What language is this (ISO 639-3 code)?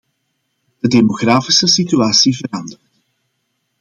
nld